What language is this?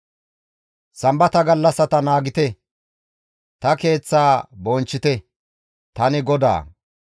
Gamo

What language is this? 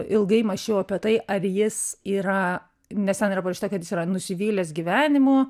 Lithuanian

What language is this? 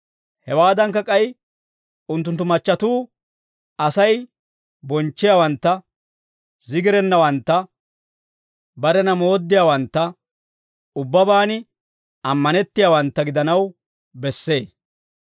Dawro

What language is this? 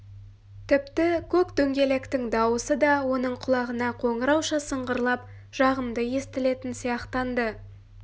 Kazakh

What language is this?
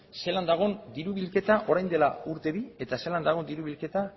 Basque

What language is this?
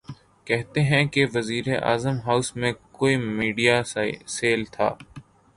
Urdu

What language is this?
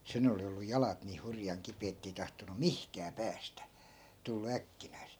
Finnish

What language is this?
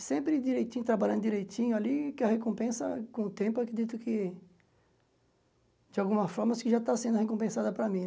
Portuguese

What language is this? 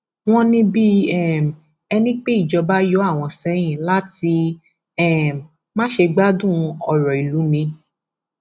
Yoruba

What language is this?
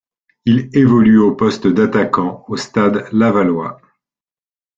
French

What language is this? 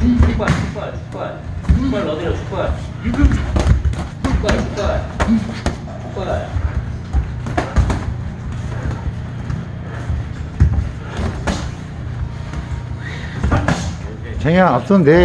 Korean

